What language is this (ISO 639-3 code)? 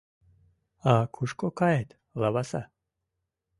chm